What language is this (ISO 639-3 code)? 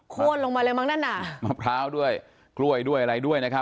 tha